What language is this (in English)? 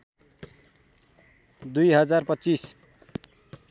Nepali